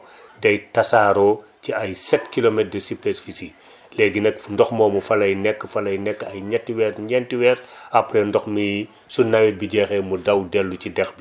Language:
Wolof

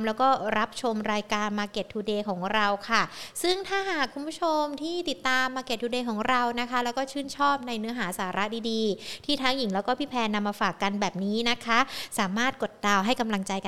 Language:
Thai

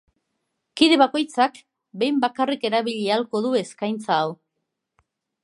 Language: Basque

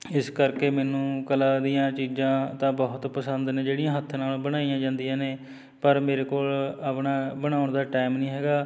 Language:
Punjabi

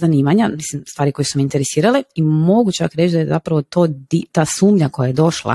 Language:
Croatian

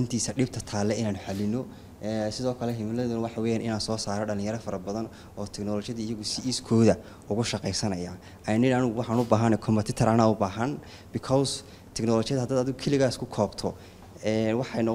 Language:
Arabic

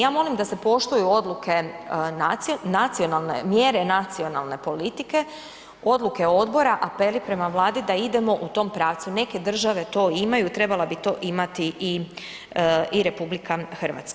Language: Croatian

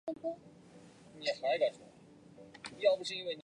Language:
Chinese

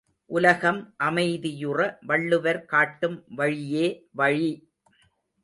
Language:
Tamil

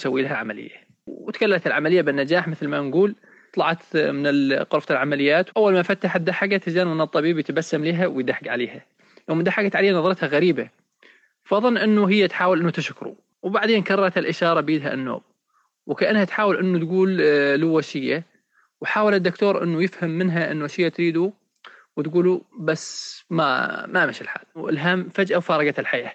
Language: Arabic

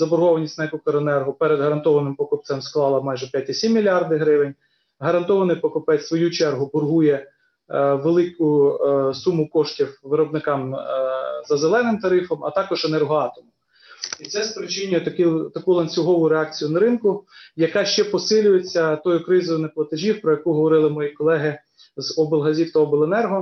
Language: Ukrainian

